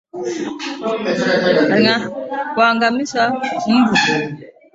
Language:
Swahili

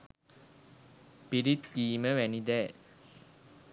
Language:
Sinhala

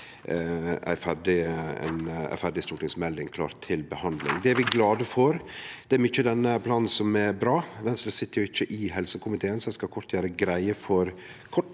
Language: Norwegian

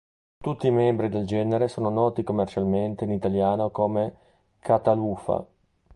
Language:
Italian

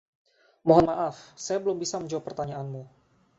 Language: Indonesian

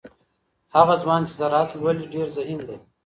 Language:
Pashto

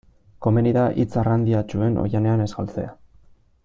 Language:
Basque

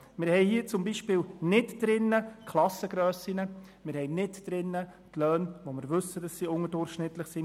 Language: Swiss German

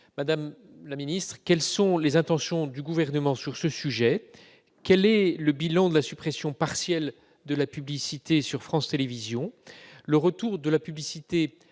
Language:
French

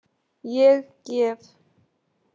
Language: Icelandic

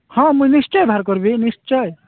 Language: Odia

